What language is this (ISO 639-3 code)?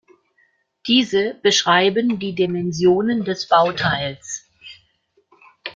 deu